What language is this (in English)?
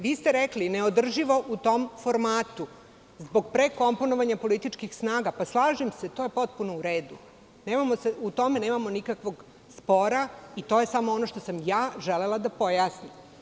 Serbian